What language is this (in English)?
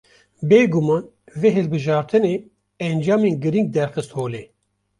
Kurdish